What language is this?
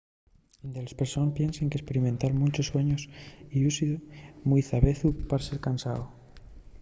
Asturian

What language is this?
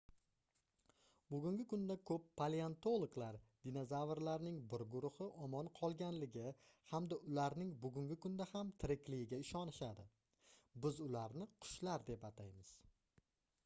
Uzbek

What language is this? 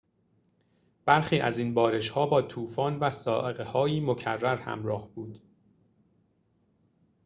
Persian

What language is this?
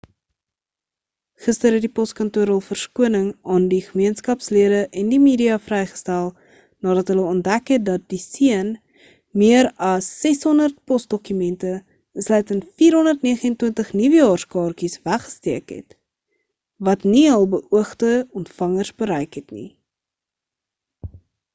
Afrikaans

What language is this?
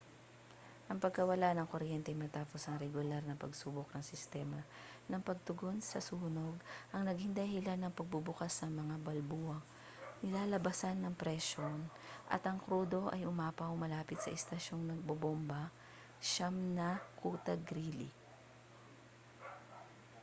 Filipino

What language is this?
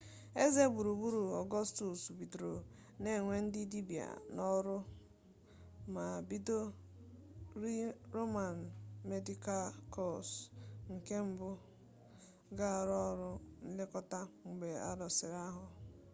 Igbo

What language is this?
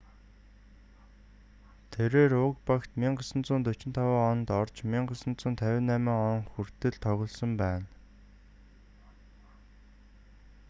Mongolian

